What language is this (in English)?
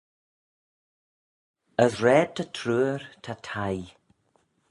Manx